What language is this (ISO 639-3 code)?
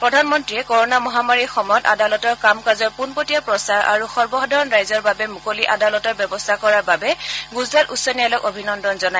asm